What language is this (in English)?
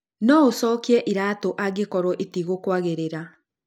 Kikuyu